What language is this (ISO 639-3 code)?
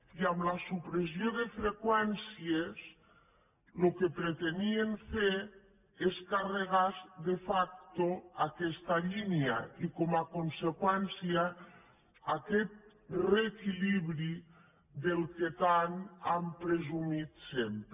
cat